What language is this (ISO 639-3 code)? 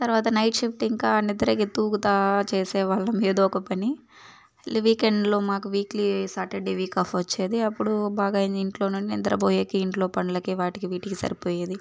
tel